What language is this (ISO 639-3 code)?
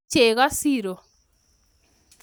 kln